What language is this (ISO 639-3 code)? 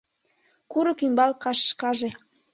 chm